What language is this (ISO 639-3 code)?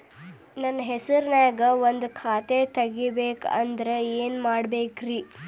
kan